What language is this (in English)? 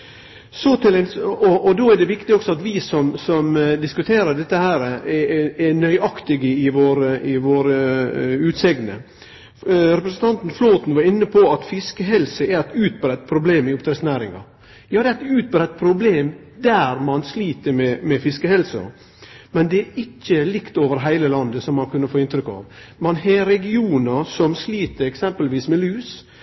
Norwegian Nynorsk